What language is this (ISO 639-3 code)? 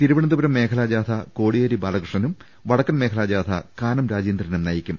mal